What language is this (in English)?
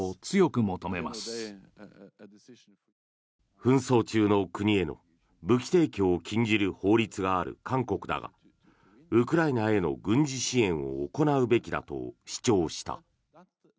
Japanese